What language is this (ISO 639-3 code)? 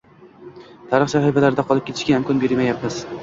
uzb